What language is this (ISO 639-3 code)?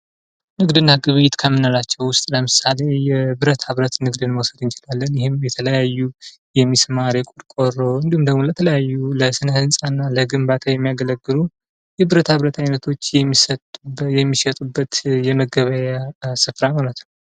amh